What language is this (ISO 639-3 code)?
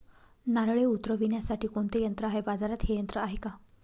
mar